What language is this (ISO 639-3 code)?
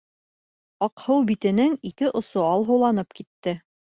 bak